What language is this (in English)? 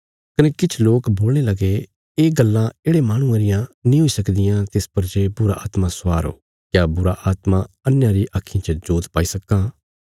Bilaspuri